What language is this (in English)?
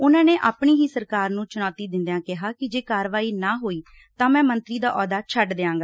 Punjabi